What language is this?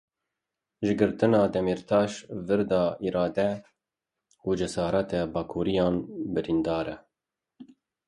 Kurdish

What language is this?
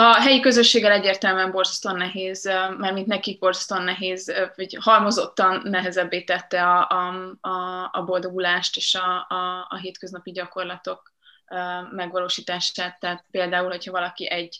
Hungarian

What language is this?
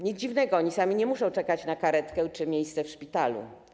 Polish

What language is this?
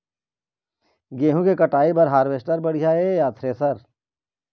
Chhattisgarhi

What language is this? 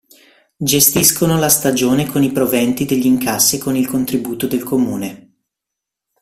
Italian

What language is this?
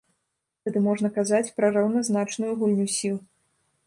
Belarusian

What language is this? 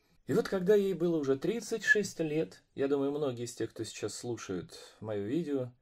Russian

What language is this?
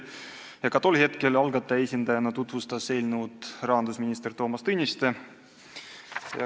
Estonian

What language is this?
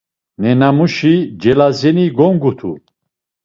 Laz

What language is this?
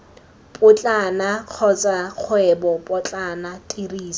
Tswana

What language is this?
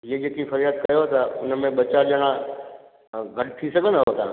Sindhi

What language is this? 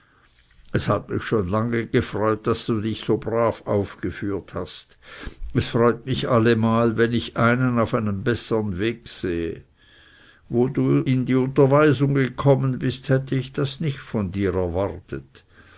German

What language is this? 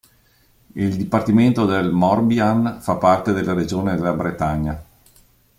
Italian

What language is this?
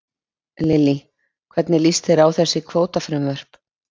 Icelandic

